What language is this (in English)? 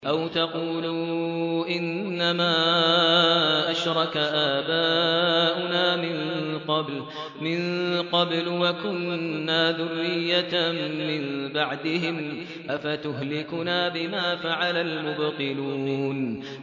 Arabic